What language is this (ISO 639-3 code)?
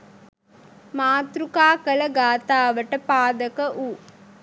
sin